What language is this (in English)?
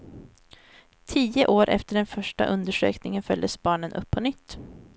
Swedish